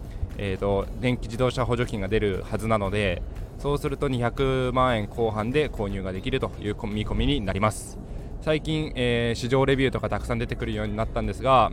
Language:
Japanese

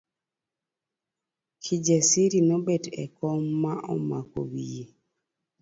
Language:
Luo (Kenya and Tanzania)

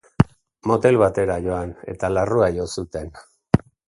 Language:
Basque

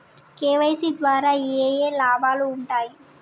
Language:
Telugu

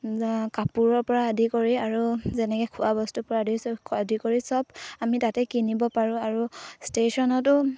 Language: Assamese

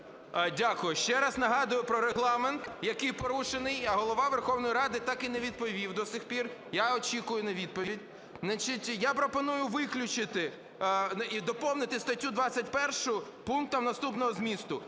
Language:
Ukrainian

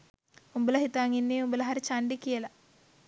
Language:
Sinhala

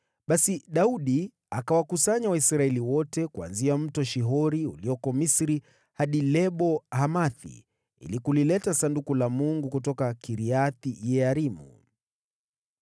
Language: Swahili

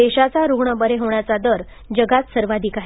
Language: Marathi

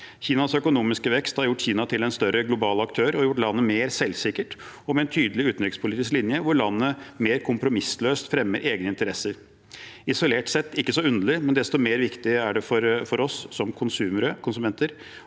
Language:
Norwegian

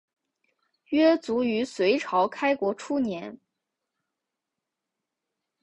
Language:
Chinese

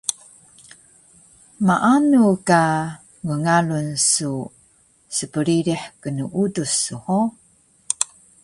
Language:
Taroko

